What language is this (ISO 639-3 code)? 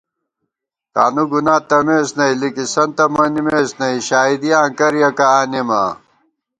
gwt